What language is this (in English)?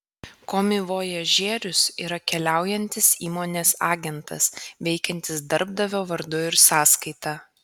Lithuanian